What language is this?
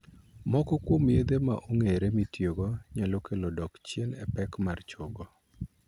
Luo (Kenya and Tanzania)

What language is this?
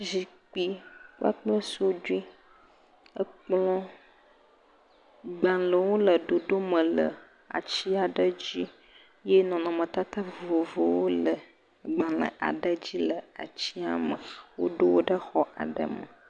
Ewe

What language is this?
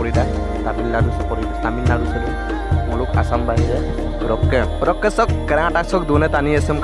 Indonesian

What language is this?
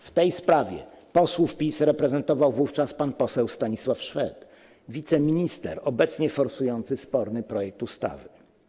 Polish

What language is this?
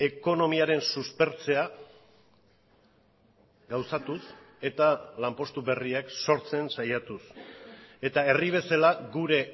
Basque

